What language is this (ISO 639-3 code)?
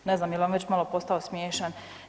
hrv